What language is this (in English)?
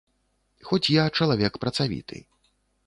Belarusian